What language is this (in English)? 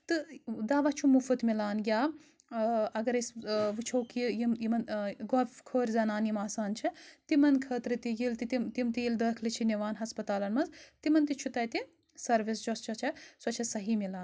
Kashmiri